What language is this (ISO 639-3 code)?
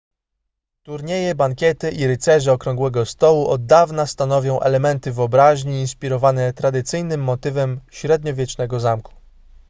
pol